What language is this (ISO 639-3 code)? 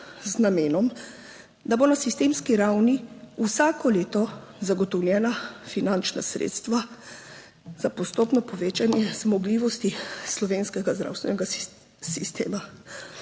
slv